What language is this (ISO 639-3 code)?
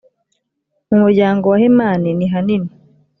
kin